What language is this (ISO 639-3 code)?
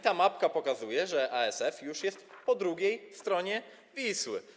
pol